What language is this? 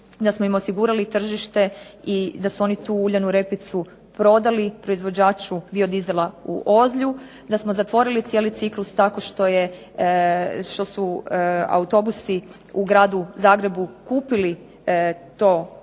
Croatian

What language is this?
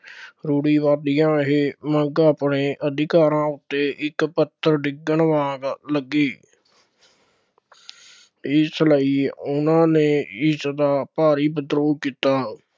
Punjabi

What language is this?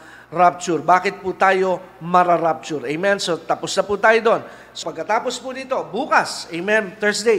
Filipino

